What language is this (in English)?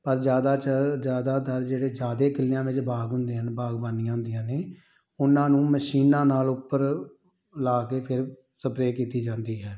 Punjabi